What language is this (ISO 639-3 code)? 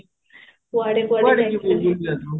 ori